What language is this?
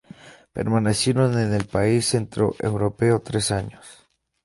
Spanish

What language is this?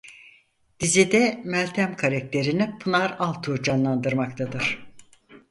Turkish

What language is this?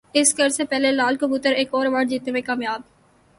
Urdu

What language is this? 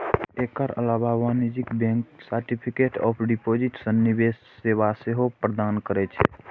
Maithili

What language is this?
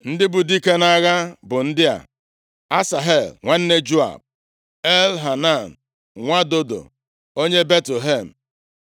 Igbo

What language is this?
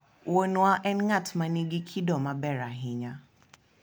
Luo (Kenya and Tanzania)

